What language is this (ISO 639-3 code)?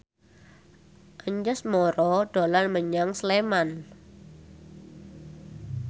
jav